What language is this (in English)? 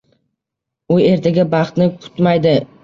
Uzbek